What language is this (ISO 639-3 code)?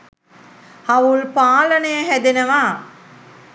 sin